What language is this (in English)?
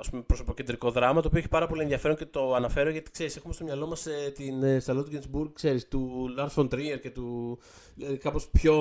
Greek